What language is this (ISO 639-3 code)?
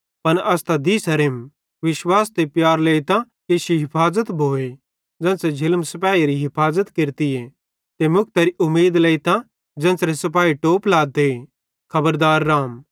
bhd